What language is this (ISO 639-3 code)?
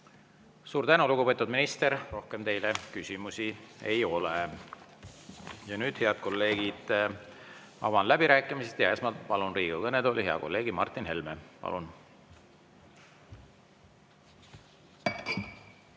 est